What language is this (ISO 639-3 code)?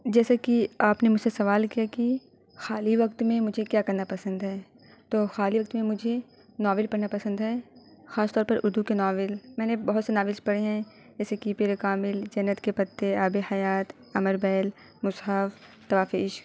urd